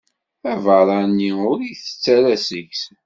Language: Kabyle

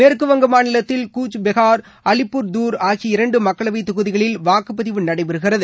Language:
Tamil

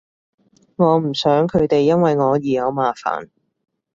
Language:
Cantonese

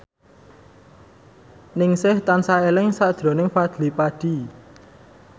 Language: Javanese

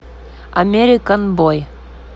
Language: Russian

